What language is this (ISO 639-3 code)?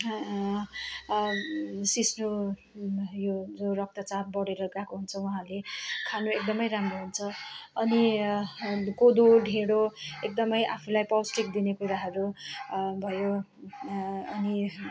nep